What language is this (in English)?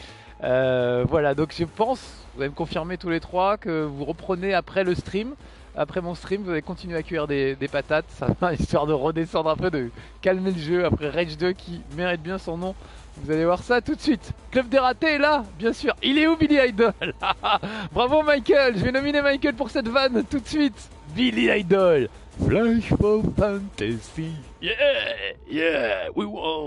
French